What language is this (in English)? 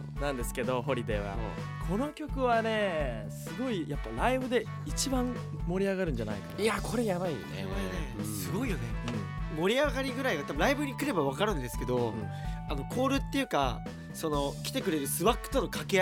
Japanese